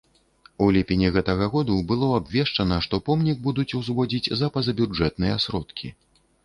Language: Belarusian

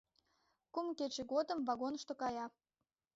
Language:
Mari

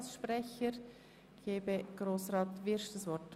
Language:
Swiss German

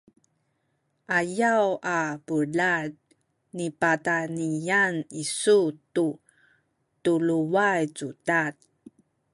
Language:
Sakizaya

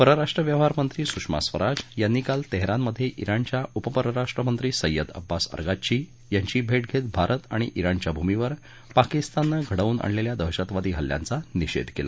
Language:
Marathi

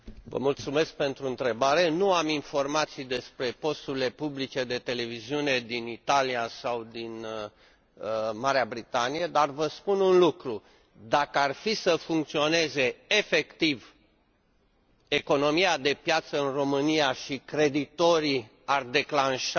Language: Romanian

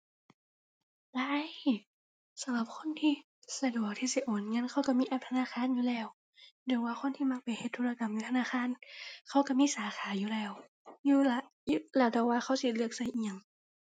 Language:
Thai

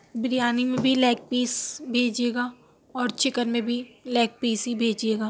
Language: Urdu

